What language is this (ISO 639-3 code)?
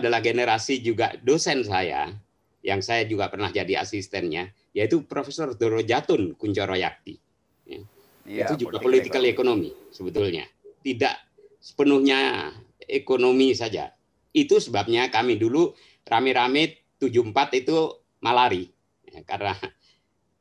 ind